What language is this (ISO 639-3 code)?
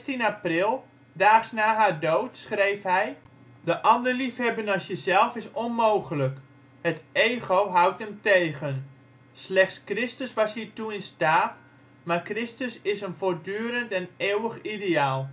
nld